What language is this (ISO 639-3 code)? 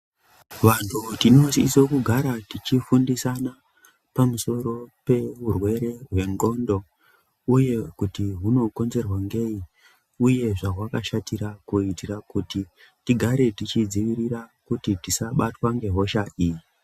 ndc